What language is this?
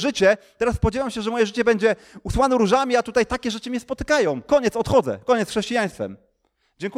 Polish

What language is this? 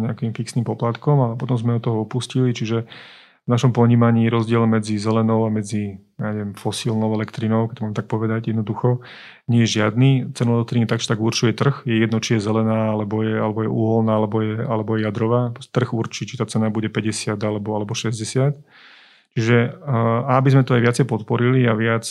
Slovak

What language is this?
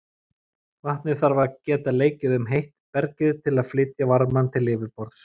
Icelandic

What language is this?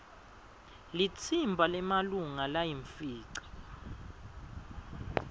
Swati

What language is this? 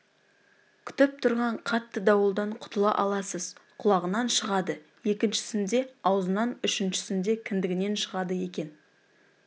Kazakh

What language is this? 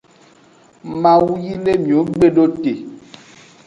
Aja (Benin)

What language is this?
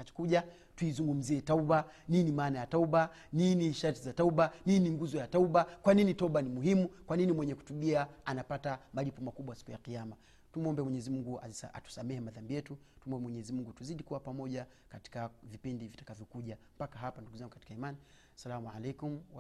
Swahili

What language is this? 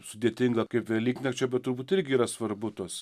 Lithuanian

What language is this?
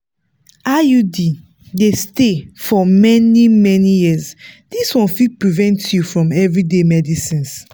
Nigerian Pidgin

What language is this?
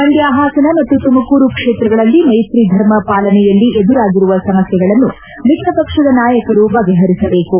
Kannada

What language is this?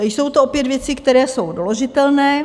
Czech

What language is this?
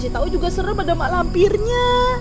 Indonesian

